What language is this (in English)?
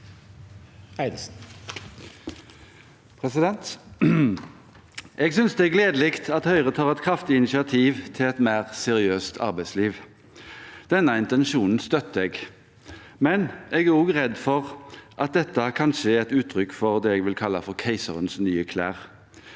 Norwegian